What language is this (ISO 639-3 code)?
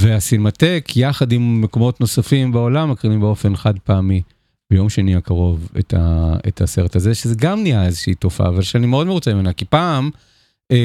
heb